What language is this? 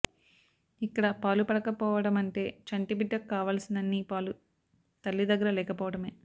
Telugu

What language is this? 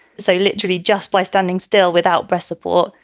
English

